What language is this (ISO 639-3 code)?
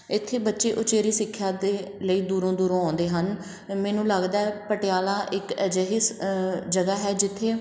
pan